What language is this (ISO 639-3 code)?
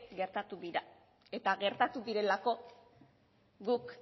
eus